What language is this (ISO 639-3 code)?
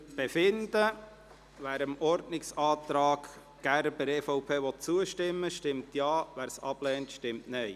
gsw